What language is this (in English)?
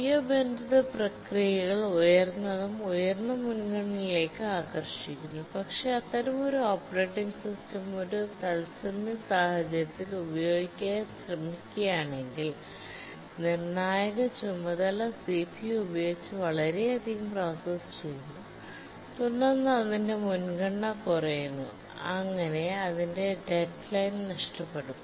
Malayalam